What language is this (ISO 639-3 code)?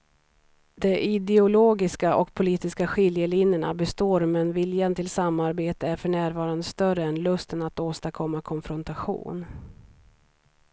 swe